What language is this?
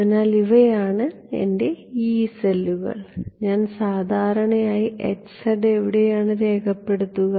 Malayalam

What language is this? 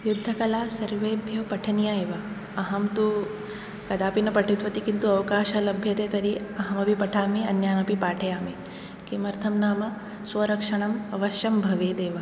Sanskrit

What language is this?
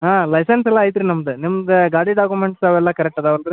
Kannada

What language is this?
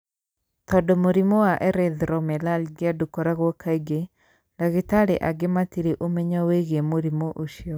Kikuyu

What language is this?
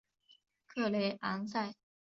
Chinese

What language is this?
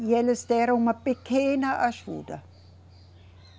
Portuguese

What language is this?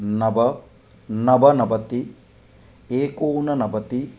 Sanskrit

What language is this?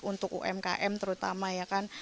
Indonesian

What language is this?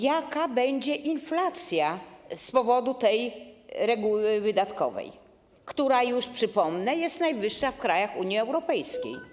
Polish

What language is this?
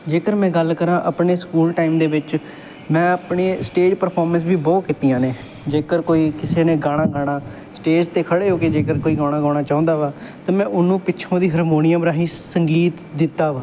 Punjabi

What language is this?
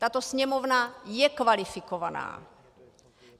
Czech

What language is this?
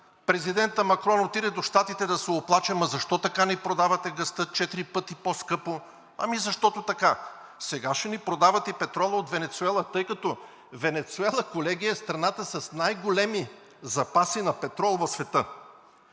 Bulgarian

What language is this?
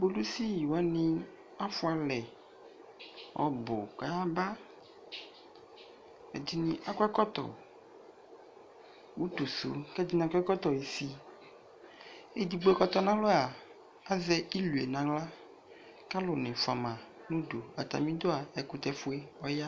Ikposo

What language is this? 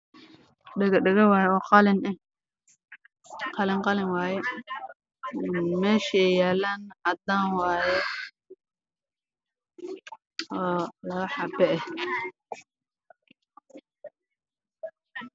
Somali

